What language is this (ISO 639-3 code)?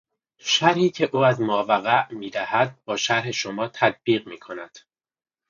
fas